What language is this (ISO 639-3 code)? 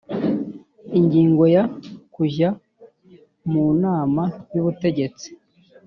kin